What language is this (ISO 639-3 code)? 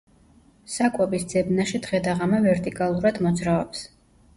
kat